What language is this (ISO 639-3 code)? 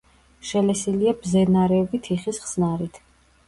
kat